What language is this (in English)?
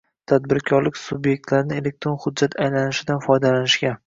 Uzbek